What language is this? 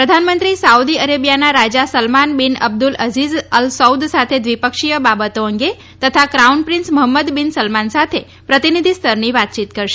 Gujarati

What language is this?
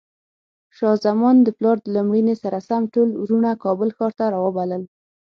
Pashto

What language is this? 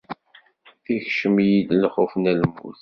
Kabyle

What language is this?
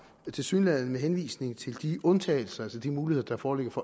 Danish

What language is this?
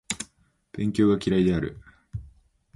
Japanese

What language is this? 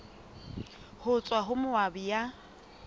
Southern Sotho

